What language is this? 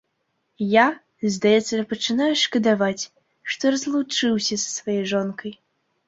Belarusian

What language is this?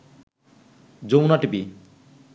Bangla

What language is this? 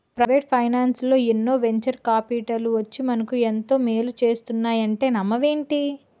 Telugu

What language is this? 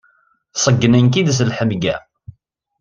Kabyle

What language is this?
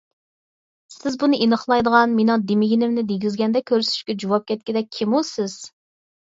Uyghur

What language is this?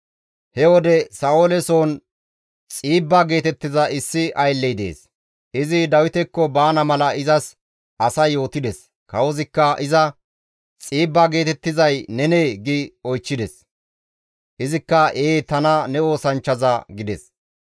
Gamo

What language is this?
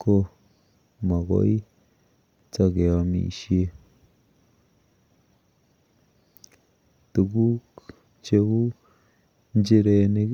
Kalenjin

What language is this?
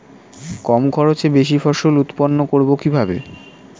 Bangla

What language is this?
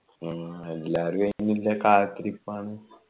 Malayalam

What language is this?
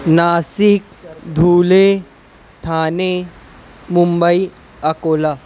Urdu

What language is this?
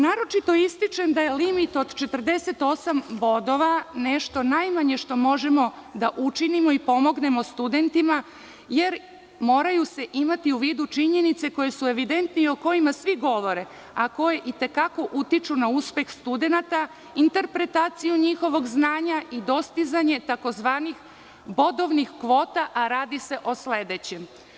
Serbian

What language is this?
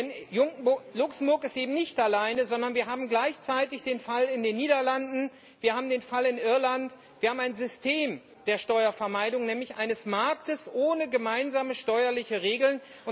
German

